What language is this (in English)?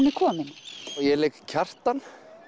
Icelandic